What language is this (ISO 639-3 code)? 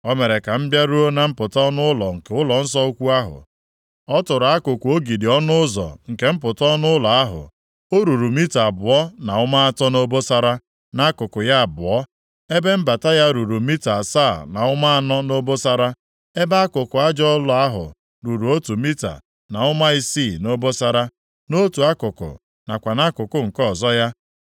ibo